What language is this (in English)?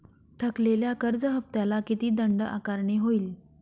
Marathi